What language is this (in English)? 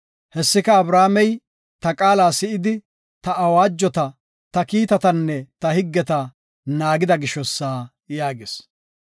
Gofa